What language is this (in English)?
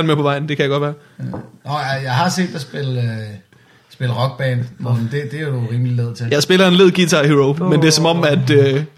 Danish